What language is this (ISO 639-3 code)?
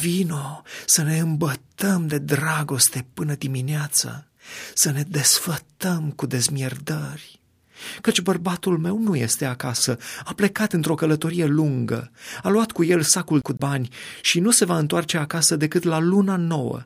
ron